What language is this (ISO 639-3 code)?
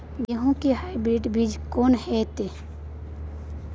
mai